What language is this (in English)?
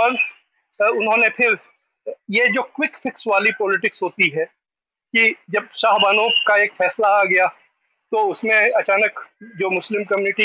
Hindi